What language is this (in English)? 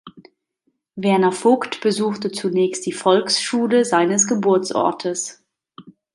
German